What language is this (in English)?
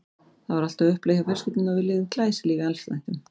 Icelandic